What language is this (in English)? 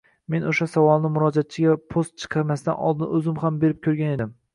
Uzbek